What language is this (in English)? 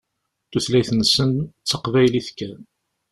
Kabyle